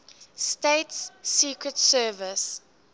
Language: English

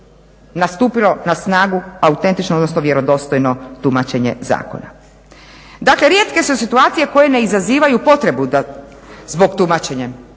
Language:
Croatian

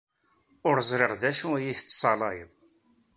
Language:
Kabyle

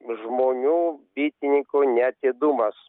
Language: Lithuanian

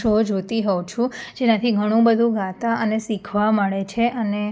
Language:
Gujarati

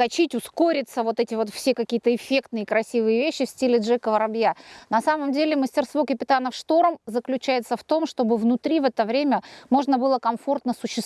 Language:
Russian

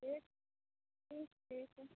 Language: Maithili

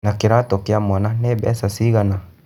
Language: Kikuyu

